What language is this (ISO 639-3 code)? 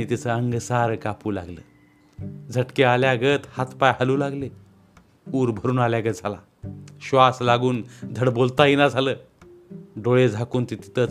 mar